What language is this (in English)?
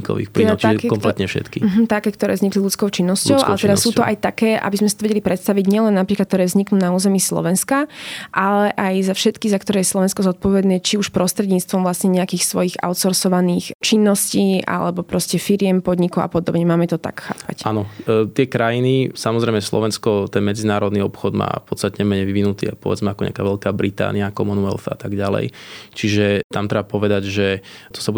Slovak